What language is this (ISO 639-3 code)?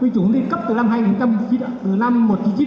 vie